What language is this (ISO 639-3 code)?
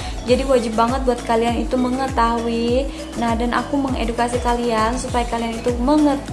ind